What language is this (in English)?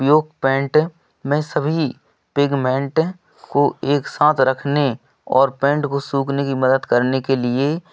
Hindi